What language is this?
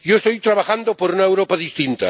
Spanish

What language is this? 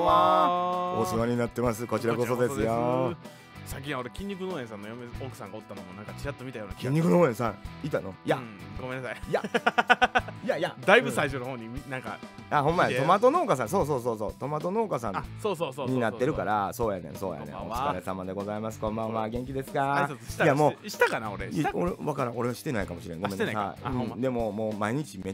Japanese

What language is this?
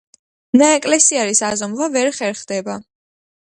Georgian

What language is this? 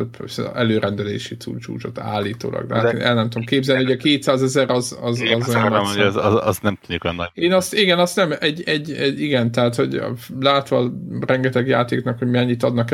Hungarian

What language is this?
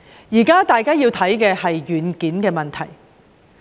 Cantonese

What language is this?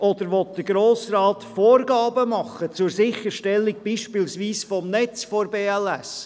Swiss German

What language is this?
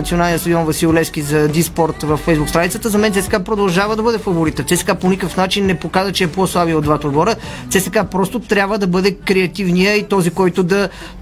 Bulgarian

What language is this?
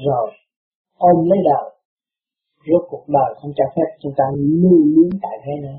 Vietnamese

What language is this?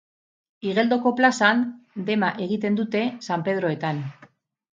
Basque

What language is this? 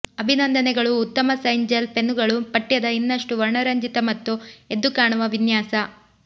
Kannada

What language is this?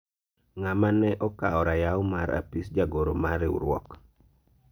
Luo (Kenya and Tanzania)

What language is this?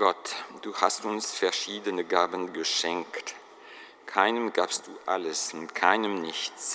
German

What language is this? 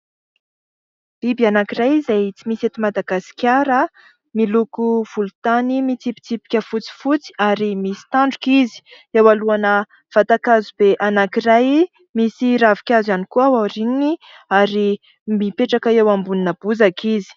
Malagasy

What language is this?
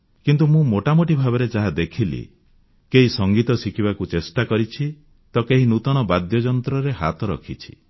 Odia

